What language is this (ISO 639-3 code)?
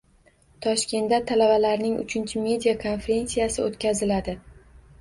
uzb